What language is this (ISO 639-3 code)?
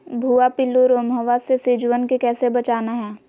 mag